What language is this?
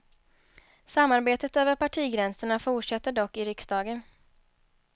Swedish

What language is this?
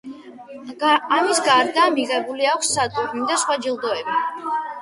Georgian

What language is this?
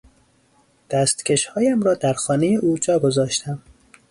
Persian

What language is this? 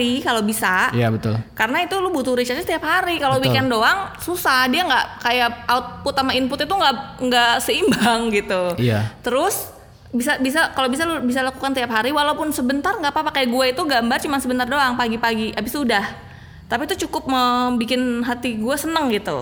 Indonesian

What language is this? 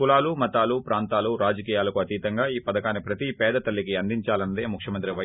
Telugu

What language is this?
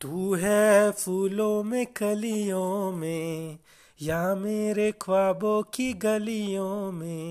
Hindi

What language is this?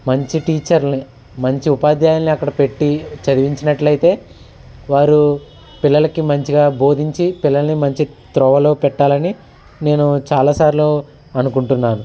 Telugu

